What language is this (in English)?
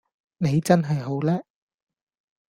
Cantonese